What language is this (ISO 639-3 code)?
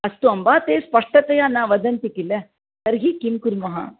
san